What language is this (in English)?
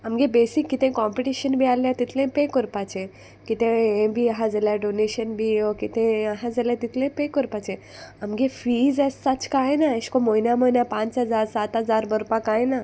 Konkani